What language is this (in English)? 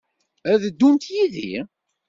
Kabyle